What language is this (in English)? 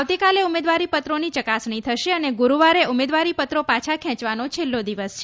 Gujarati